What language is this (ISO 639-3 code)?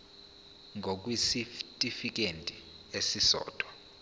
zul